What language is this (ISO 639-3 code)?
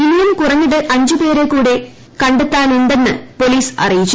mal